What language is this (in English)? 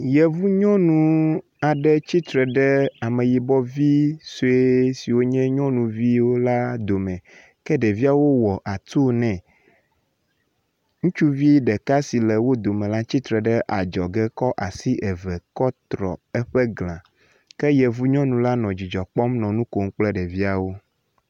Ewe